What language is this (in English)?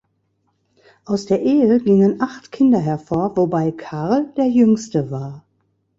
German